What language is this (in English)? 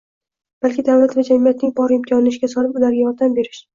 Uzbek